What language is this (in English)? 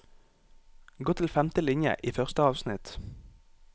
Norwegian